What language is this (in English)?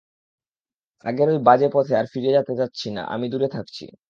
Bangla